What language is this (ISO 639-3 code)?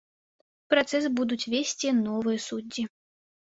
bel